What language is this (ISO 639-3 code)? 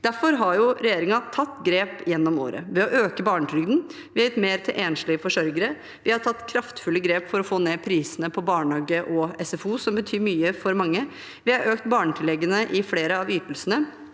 nor